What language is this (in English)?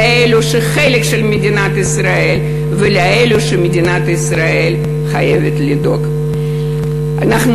Hebrew